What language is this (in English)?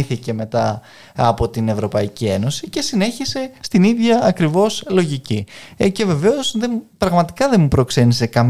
Greek